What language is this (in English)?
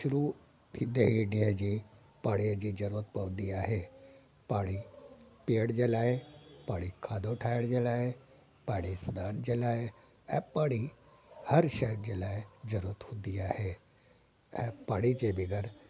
Sindhi